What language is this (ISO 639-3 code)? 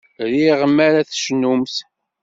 kab